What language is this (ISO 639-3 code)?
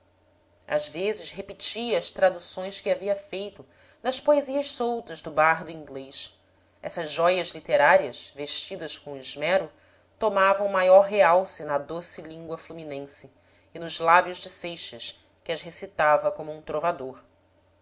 por